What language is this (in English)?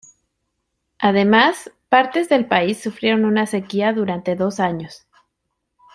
Spanish